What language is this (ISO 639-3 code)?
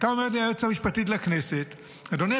heb